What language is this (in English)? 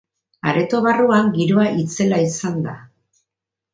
Basque